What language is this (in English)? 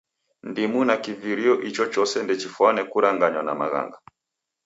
Taita